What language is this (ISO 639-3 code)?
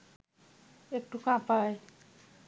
ben